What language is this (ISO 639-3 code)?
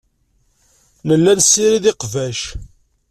kab